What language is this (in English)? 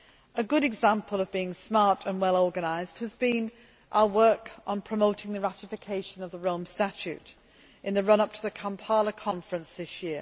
English